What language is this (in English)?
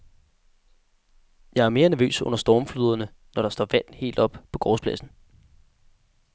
Danish